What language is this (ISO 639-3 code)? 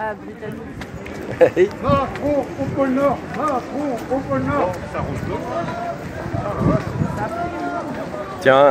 fra